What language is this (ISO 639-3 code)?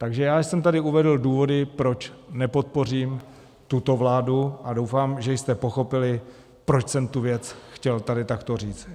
ces